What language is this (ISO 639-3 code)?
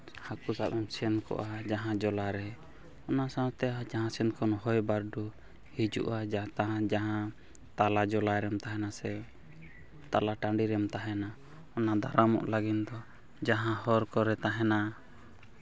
sat